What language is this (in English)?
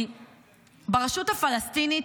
Hebrew